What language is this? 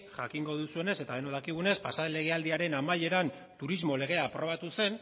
Basque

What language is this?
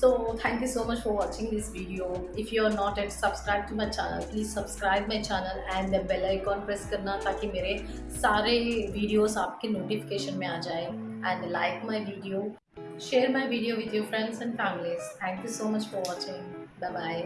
Hindi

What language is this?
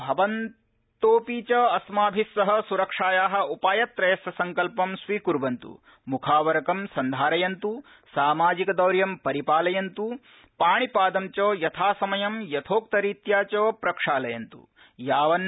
Sanskrit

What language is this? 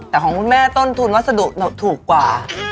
Thai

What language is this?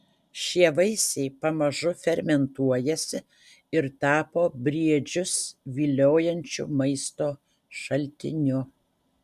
Lithuanian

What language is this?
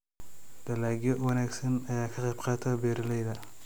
Somali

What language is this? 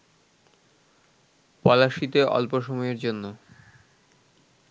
Bangla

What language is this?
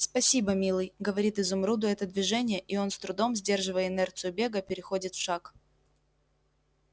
Russian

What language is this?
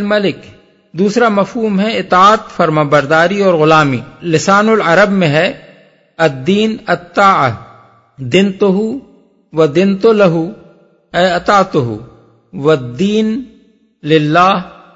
Urdu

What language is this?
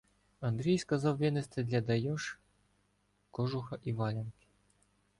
Ukrainian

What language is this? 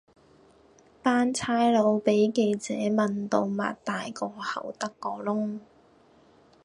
Cantonese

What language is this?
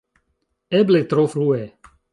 Esperanto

